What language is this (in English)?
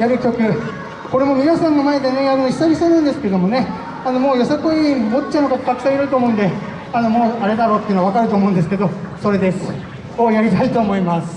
Japanese